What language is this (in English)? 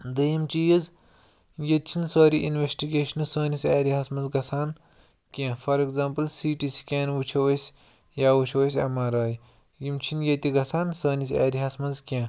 Kashmiri